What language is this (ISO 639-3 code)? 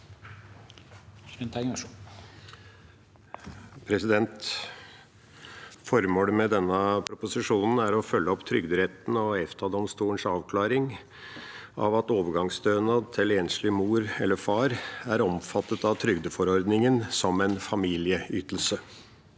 nor